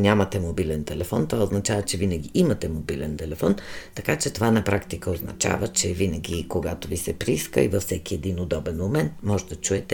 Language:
Bulgarian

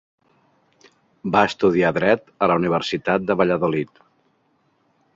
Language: Catalan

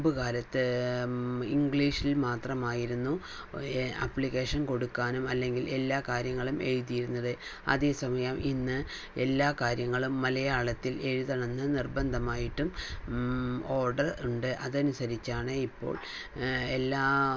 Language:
Malayalam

